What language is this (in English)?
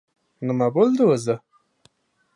Uzbek